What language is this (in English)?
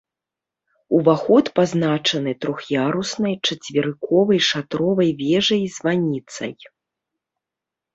Belarusian